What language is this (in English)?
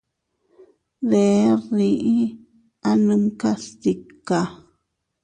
Teutila Cuicatec